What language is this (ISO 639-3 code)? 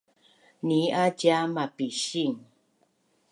bnn